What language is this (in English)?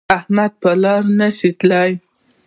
Pashto